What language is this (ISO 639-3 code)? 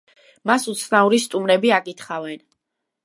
kat